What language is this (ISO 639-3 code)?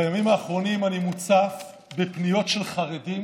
heb